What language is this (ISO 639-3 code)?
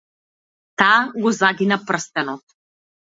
mkd